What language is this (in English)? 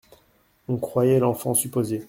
French